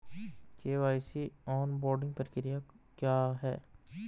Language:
Hindi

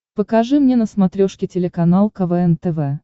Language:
Russian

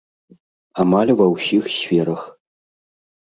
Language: Belarusian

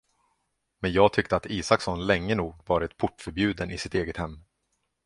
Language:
Swedish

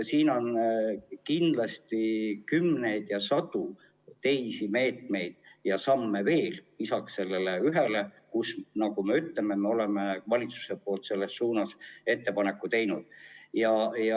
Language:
Estonian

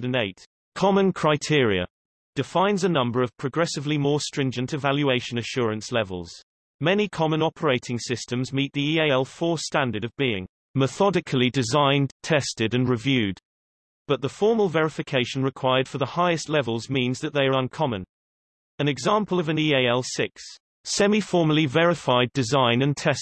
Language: English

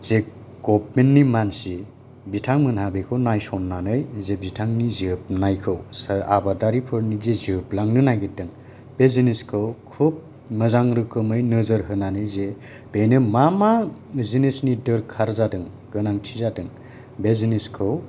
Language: Bodo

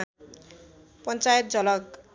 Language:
Nepali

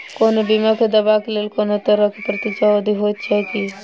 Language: Maithili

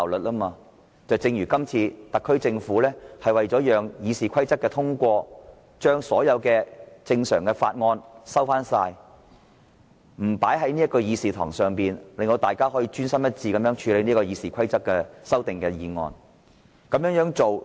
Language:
Cantonese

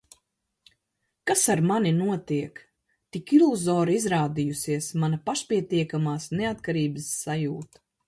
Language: Latvian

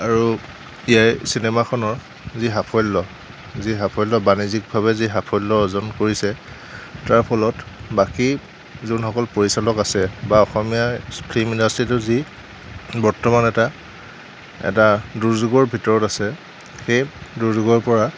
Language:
Assamese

